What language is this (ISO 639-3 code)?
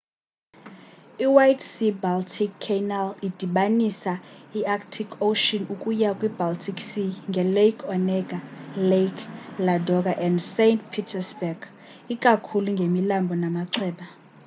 xho